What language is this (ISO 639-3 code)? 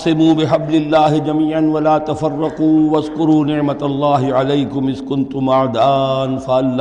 urd